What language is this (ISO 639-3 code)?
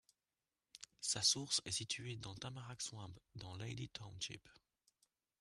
fra